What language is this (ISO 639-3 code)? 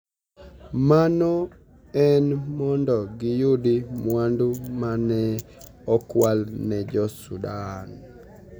luo